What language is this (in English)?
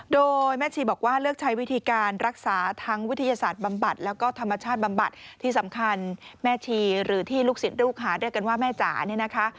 Thai